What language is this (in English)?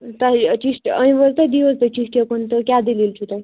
Kashmiri